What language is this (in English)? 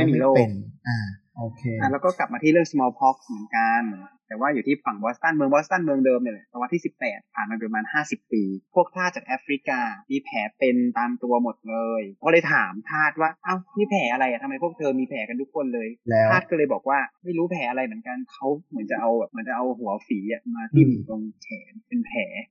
Thai